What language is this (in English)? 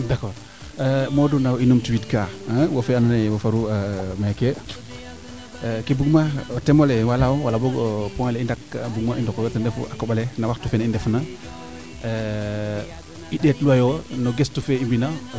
Serer